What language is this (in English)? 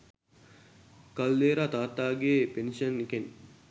Sinhala